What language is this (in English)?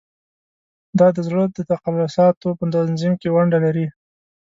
Pashto